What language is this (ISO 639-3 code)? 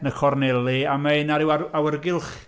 cym